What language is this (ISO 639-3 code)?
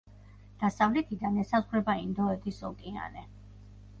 kat